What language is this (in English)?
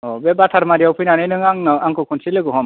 Bodo